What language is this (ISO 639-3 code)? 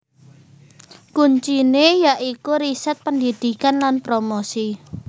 jav